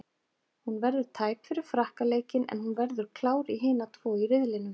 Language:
Icelandic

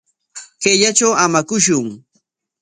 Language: Corongo Ancash Quechua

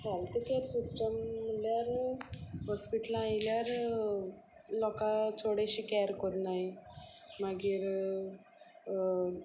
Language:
Konkani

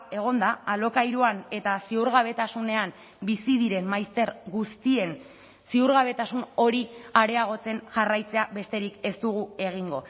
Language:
Basque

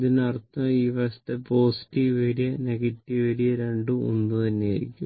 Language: Malayalam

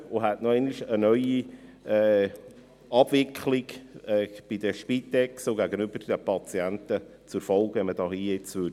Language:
Swiss German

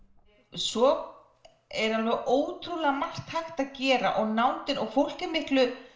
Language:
Icelandic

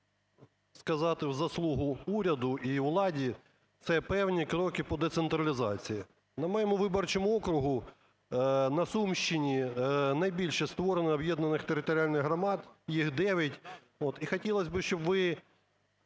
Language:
Ukrainian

